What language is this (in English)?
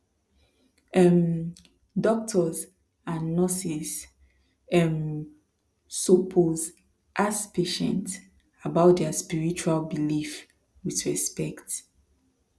Nigerian Pidgin